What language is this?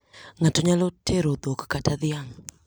Luo (Kenya and Tanzania)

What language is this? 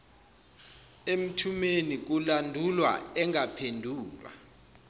Zulu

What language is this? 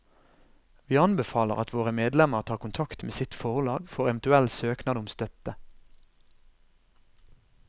Norwegian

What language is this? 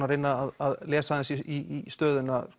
Icelandic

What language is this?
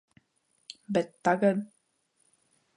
Latvian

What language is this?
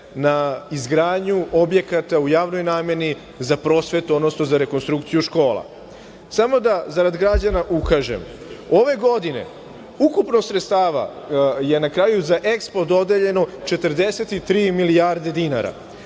Serbian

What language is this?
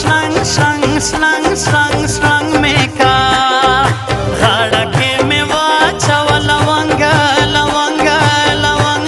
Arabic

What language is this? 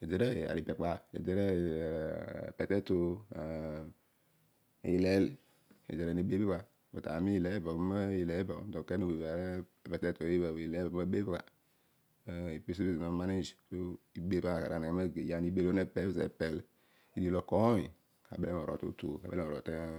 Odual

